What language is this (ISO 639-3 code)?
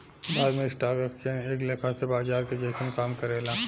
bho